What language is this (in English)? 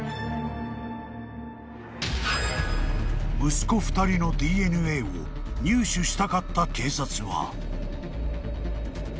Japanese